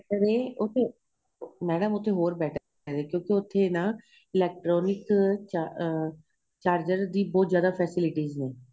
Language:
Punjabi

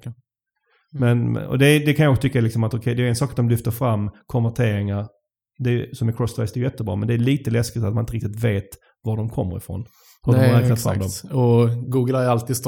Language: Swedish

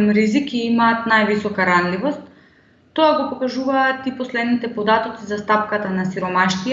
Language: Macedonian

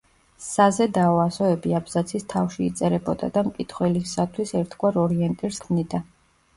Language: Georgian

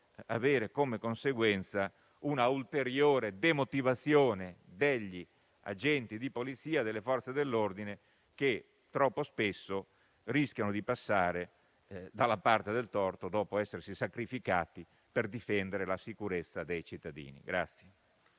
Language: Italian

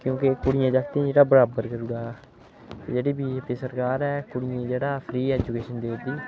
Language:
Dogri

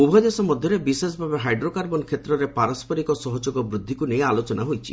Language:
Odia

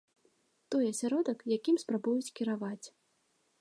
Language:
Belarusian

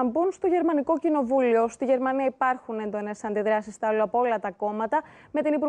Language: Greek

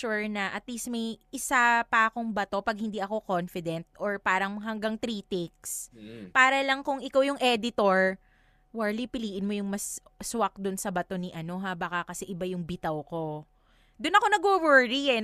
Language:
Filipino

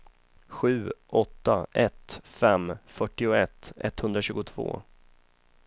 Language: Swedish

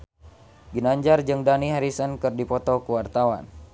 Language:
Sundanese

